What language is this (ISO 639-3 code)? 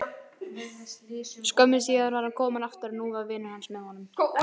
isl